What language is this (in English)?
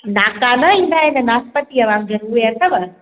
Sindhi